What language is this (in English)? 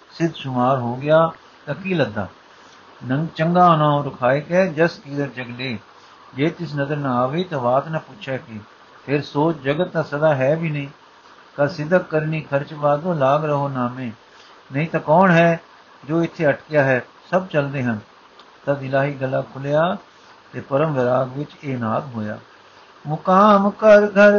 Punjabi